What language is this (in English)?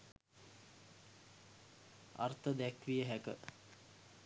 Sinhala